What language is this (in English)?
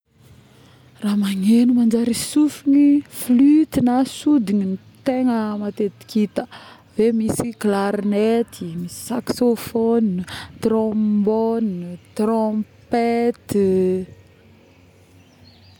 Northern Betsimisaraka Malagasy